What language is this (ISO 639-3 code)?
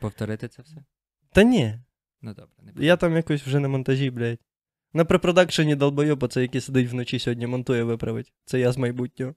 ukr